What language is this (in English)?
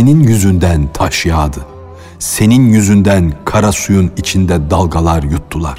Turkish